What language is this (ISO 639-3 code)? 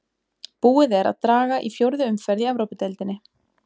isl